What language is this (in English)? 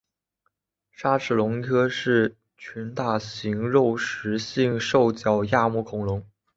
Chinese